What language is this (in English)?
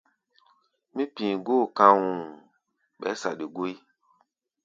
Gbaya